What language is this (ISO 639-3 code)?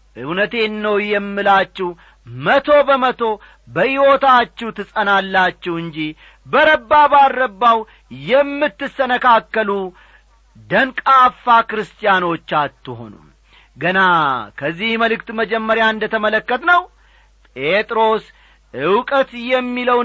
amh